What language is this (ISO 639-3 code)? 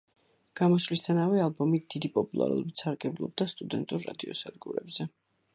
kat